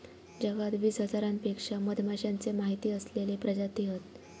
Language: Marathi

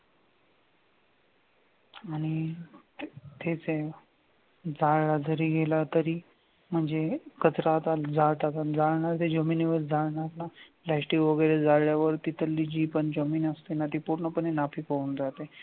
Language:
Marathi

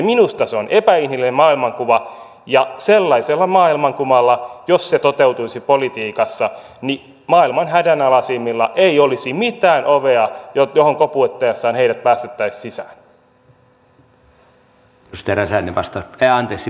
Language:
Finnish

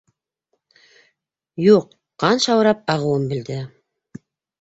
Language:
Bashkir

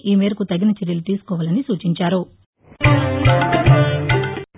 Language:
Telugu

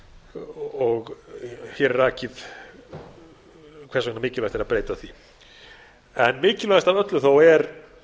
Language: Icelandic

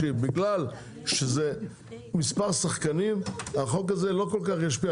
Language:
Hebrew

